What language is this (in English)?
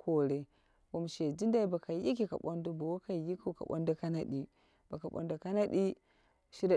Dera (Nigeria)